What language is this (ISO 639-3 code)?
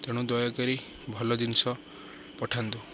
ori